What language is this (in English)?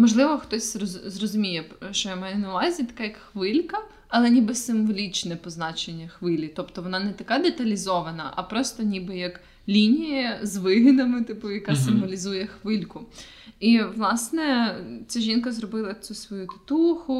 Ukrainian